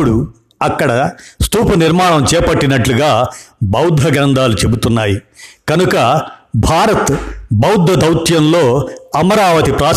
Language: Telugu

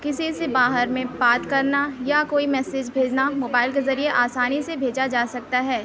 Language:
Urdu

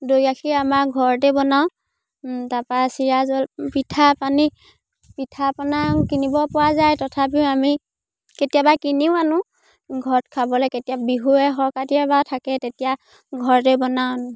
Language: Assamese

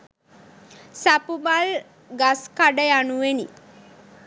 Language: Sinhala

